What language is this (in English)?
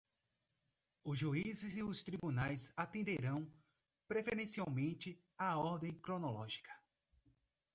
Portuguese